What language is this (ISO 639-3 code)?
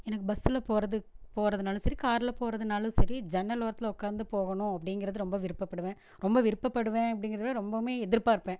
tam